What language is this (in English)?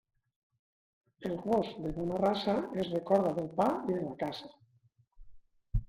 Catalan